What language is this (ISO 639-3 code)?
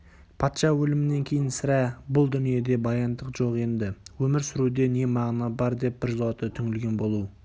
kaz